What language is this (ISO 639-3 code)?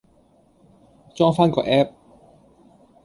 yue